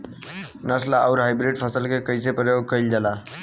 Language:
Bhojpuri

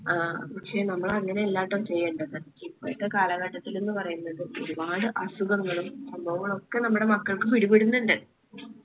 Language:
Malayalam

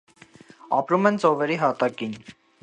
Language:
Armenian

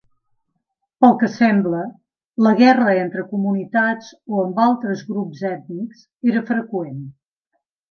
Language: Catalan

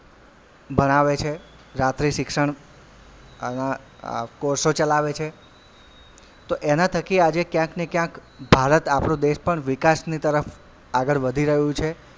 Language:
Gujarati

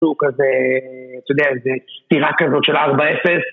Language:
Hebrew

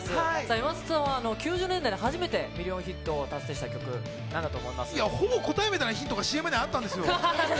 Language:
Japanese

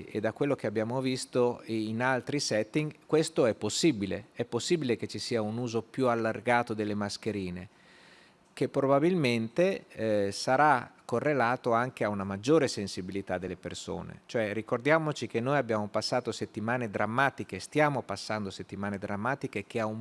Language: Italian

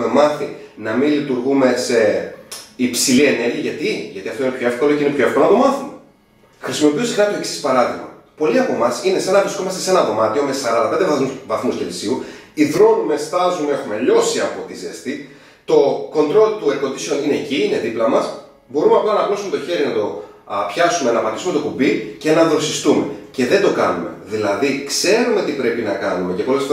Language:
Greek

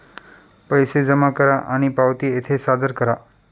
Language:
Marathi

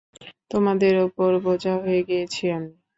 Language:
Bangla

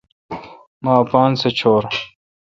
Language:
Kalkoti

